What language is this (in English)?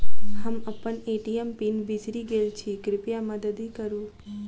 Maithili